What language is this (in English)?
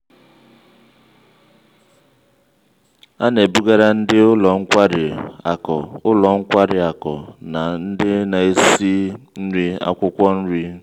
Igbo